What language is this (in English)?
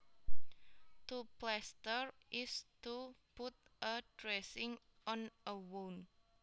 Javanese